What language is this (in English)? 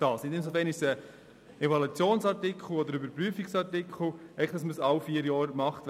Swiss German